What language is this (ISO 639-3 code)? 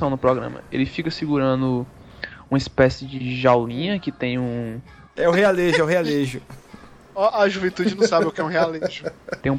por